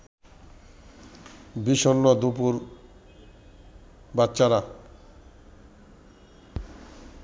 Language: Bangla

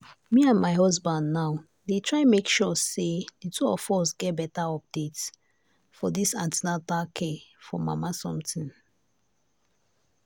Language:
Nigerian Pidgin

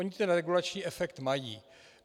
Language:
Czech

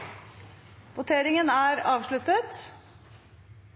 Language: Norwegian Nynorsk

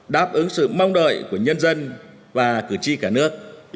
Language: Vietnamese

